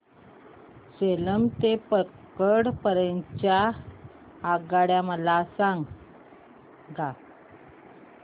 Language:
Marathi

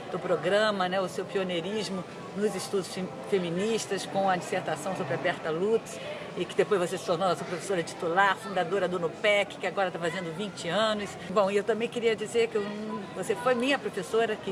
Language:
Portuguese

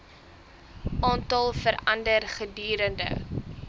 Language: Afrikaans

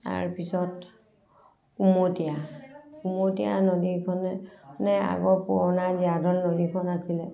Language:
Assamese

